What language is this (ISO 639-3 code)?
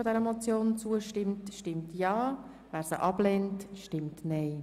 gsw